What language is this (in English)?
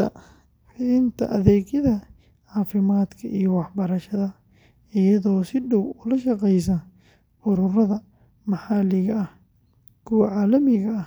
Somali